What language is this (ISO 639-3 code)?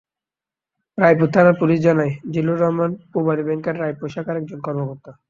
ben